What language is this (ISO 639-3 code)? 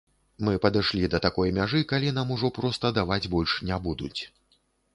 bel